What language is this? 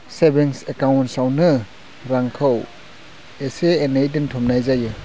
Bodo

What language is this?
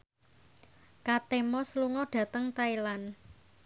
Javanese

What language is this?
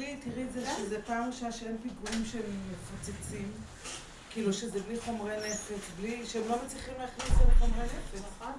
Hebrew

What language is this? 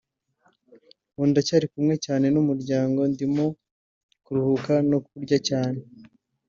Kinyarwanda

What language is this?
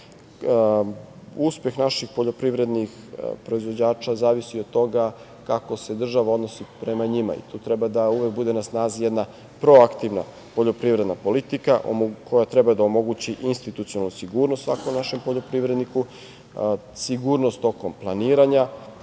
Serbian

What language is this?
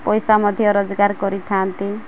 Odia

